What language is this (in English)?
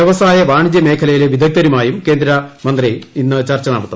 Malayalam